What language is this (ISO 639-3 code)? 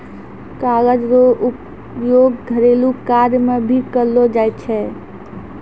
mai